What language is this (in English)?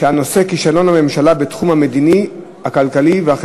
Hebrew